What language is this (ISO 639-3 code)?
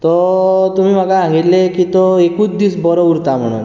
kok